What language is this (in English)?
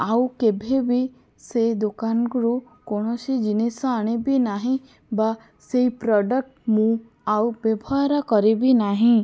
Odia